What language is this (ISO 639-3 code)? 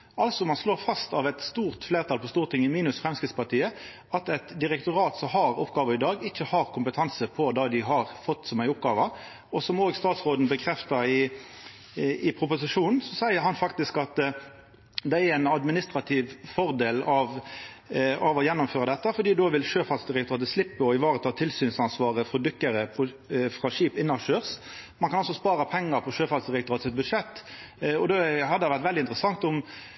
nno